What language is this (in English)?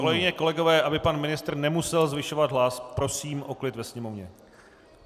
Czech